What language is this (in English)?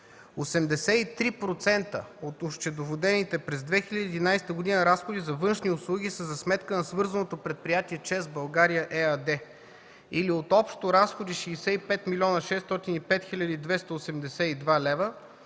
Bulgarian